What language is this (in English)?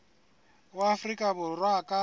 Southern Sotho